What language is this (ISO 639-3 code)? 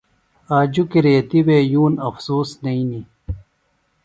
phl